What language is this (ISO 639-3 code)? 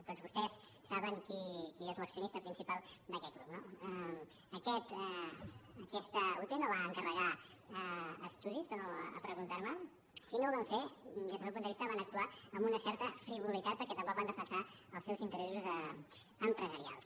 cat